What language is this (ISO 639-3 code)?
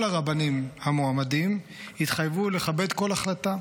heb